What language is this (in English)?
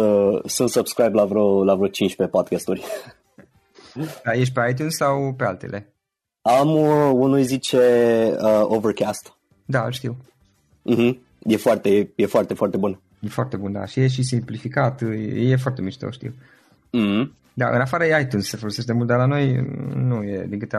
Romanian